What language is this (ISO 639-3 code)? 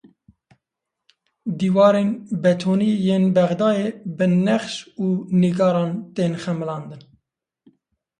kur